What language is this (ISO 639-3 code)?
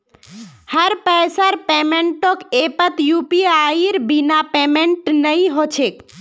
mag